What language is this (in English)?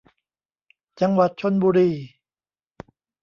Thai